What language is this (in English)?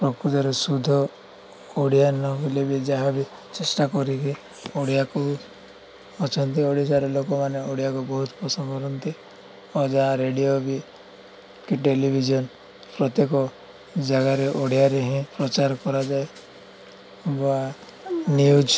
Odia